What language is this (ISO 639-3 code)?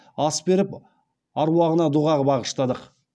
kaz